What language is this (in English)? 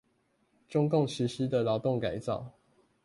Chinese